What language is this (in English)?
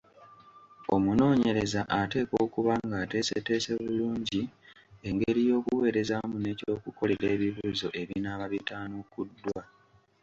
Ganda